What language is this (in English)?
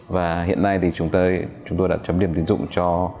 Vietnamese